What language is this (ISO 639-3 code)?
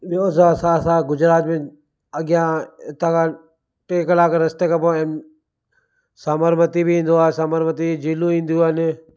snd